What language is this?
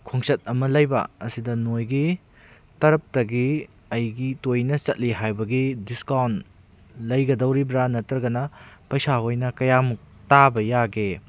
Manipuri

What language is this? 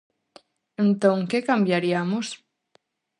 Galician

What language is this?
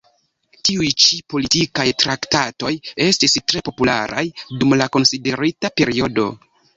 Esperanto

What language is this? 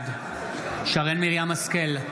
Hebrew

